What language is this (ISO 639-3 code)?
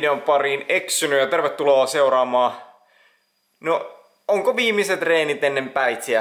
fin